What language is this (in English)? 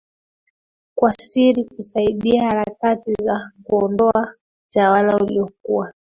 Swahili